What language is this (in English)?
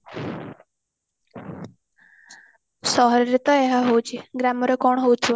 Odia